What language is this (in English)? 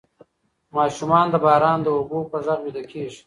Pashto